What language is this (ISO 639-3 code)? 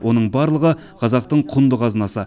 kaz